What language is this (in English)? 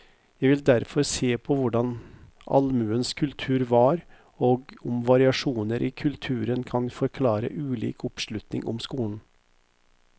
Norwegian